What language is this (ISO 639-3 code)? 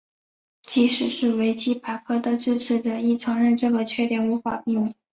zho